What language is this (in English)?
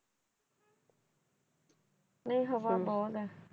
Punjabi